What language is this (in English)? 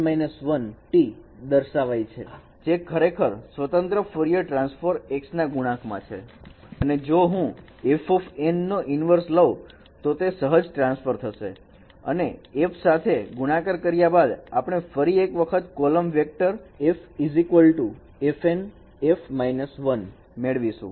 Gujarati